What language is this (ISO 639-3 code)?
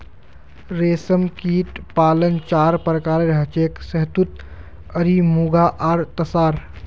mag